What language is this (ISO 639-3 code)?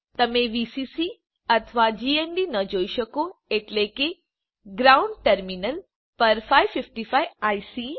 guj